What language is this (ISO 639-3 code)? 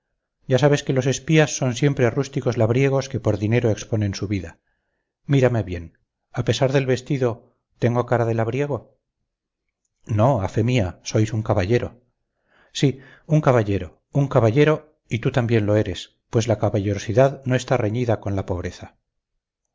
spa